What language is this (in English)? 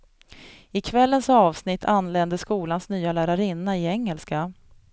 Swedish